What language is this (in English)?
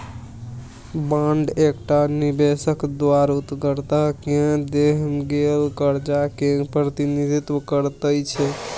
Maithili